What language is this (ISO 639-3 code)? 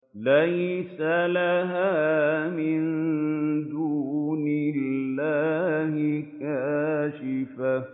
ara